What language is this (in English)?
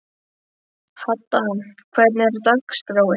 Icelandic